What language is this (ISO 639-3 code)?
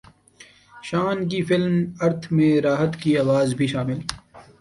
urd